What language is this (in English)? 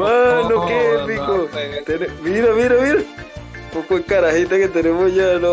Spanish